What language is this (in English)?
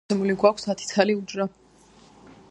Georgian